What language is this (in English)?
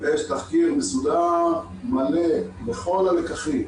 Hebrew